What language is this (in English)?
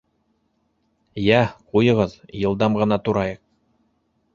Bashkir